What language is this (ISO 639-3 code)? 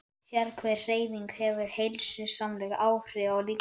isl